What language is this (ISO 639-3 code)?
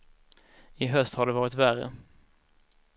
swe